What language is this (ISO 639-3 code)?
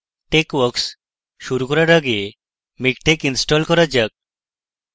ben